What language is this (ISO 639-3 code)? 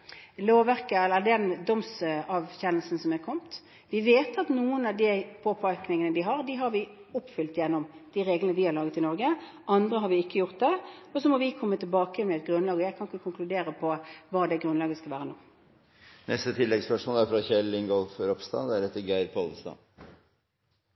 nor